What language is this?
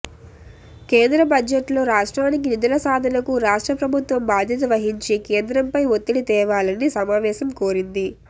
Telugu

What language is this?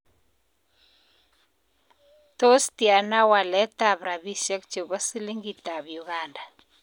Kalenjin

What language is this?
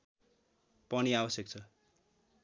Nepali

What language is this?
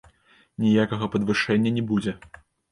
Belarusian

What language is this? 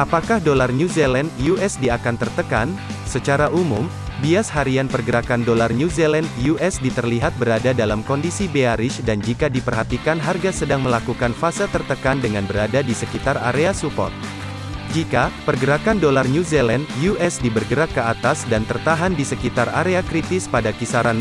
Indonesian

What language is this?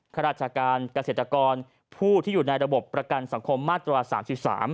Thai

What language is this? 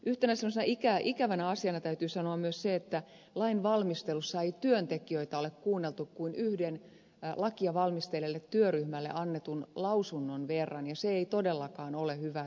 Finnish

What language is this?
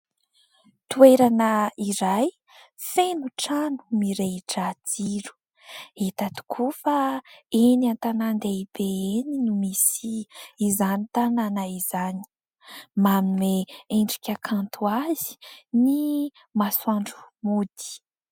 Malagasy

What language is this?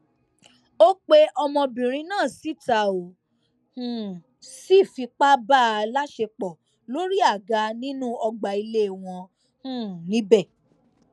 Yoruba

